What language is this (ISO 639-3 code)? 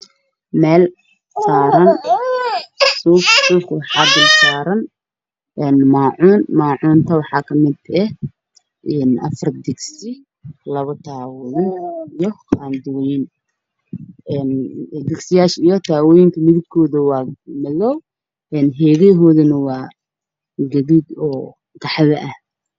som